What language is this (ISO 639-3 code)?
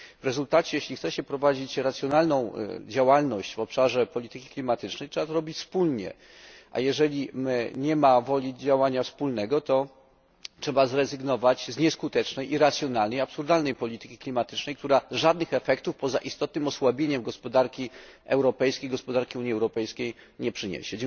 pol